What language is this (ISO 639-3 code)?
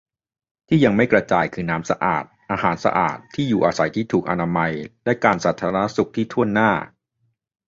tha